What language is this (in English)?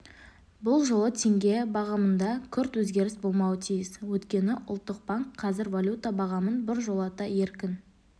Kazakh